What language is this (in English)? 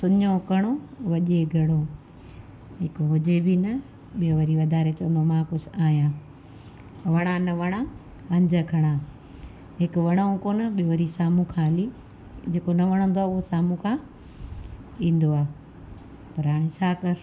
Sindhi